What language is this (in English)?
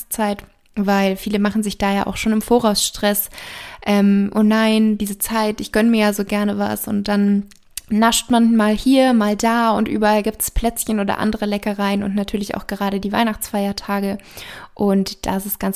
German